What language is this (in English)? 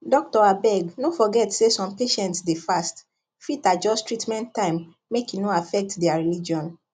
Nigerian Pidgin